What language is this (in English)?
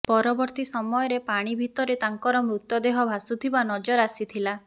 Odia